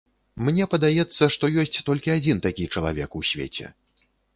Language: Belarusian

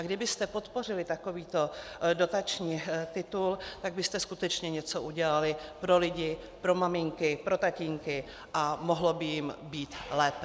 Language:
Czech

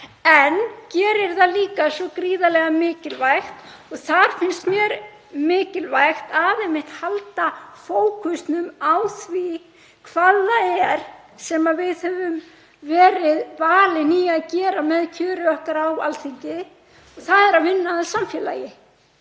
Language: Icelandic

